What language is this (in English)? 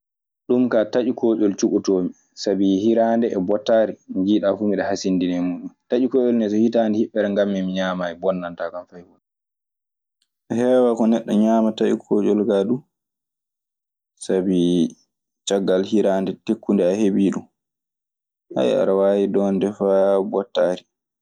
Maasina Fulfulde